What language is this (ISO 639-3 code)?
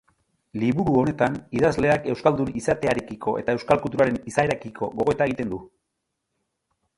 eus